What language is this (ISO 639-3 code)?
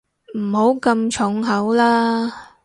yue